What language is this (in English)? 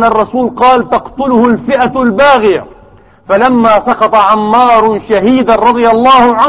Arabic